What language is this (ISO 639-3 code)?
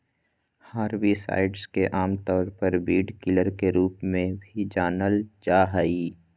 mag